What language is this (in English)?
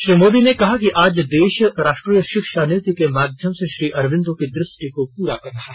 Hindi